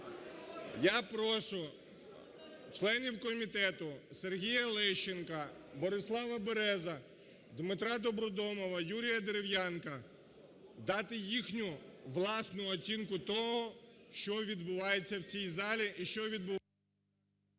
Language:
Ukrainian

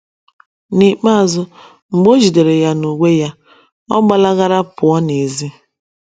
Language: Igbo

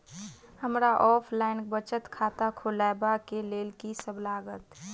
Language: Maithili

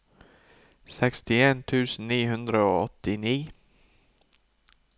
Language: Norwegian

